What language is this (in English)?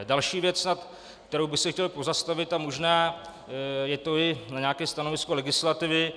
Czech